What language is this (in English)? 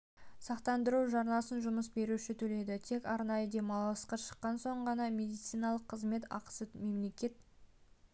Kazakh